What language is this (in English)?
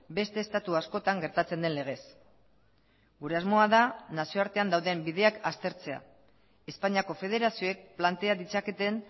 Basque